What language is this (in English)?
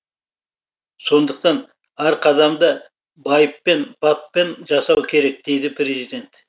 Kazakh